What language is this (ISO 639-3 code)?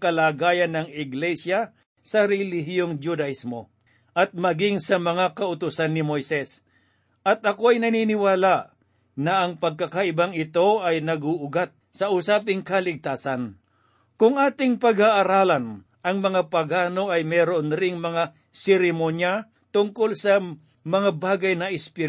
fil